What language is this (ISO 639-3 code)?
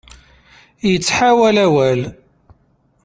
kab